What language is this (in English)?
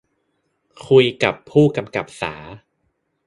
Thai